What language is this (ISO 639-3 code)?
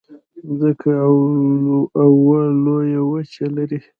pus